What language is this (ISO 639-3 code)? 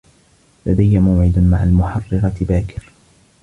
ara